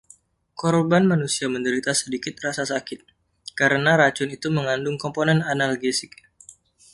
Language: Indonesian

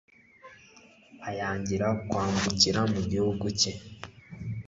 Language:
Kinyarwanda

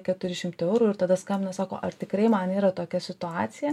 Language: Lithuanian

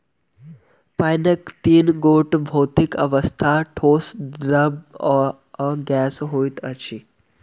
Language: Maithili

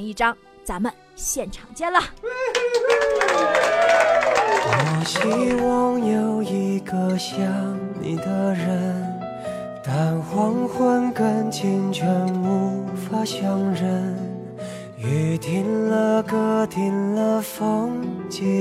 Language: Chinese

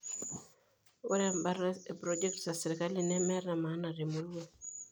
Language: Masai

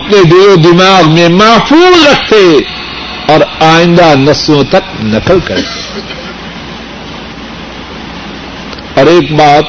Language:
Urdu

